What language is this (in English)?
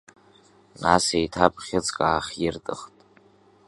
Abkhazian